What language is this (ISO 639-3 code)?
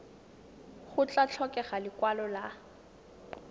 tsn